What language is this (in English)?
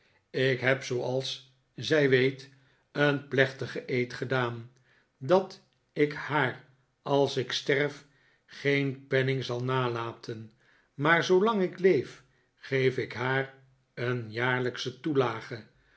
Dutch